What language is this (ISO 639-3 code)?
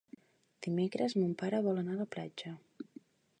cat